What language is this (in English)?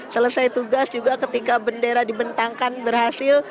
Indonesian